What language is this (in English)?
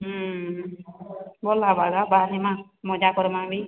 Odia